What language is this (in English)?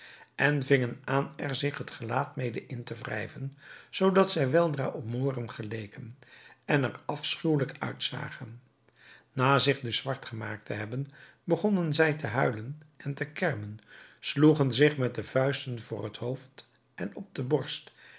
Dutch